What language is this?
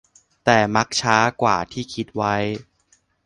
Thai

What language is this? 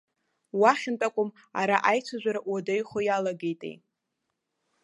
Abkhazian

